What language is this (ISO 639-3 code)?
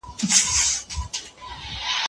pus